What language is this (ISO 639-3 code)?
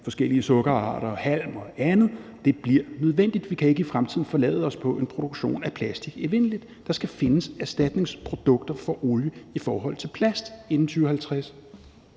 dan